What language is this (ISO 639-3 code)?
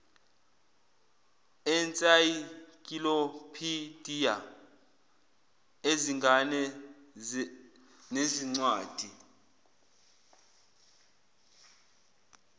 zul